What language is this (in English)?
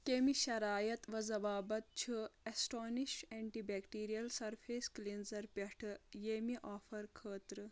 Kashmiri